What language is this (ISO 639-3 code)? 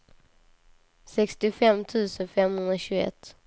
swe